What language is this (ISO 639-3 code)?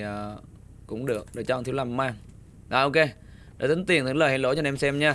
vie